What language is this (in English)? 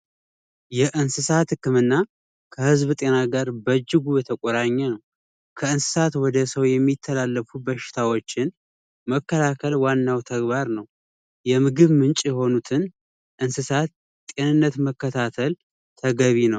Amharic